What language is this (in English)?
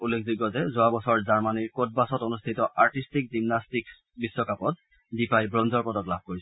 Assamese